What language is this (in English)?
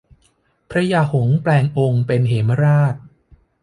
Thai